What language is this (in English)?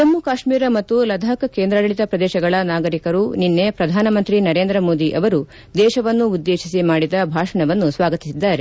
Kannada